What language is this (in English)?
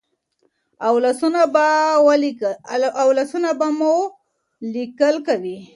Pashto